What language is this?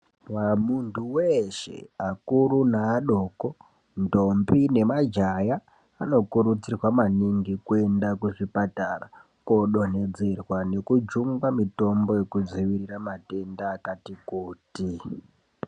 Ndau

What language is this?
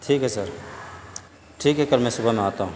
Urdu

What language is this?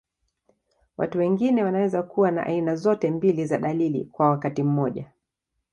Swahili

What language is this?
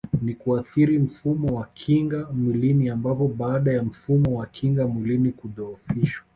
Swahili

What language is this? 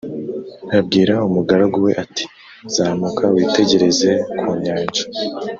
Kinyarwanda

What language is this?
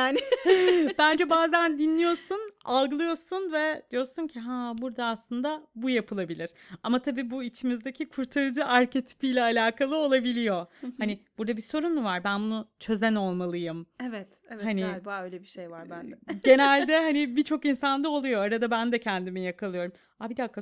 Turkish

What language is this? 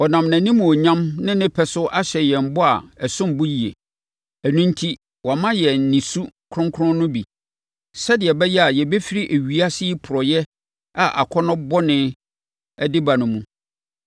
Akan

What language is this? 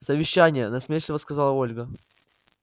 Russian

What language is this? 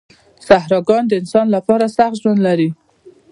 Pashto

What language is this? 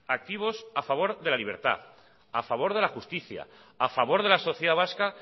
Spanish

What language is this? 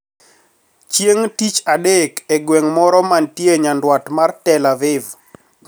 Luo (Kenya and Tanzania)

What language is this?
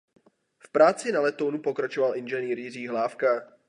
Czech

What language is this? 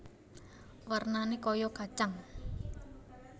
Javanese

